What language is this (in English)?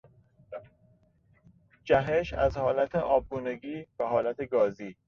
Persian